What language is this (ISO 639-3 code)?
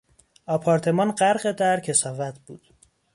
fas